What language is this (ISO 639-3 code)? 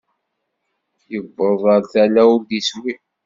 kab